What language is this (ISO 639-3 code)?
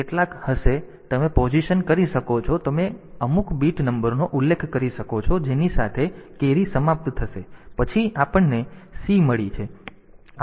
guj